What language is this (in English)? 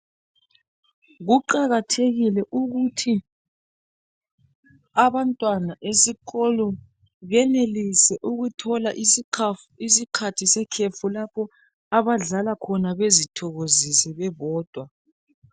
North Ndebele